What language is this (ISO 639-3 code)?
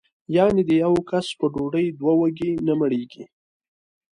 pus